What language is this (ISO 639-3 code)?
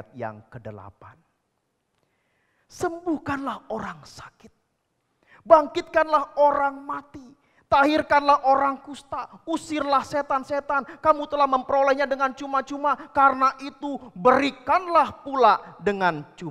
ind